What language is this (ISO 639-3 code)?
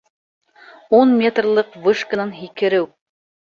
bak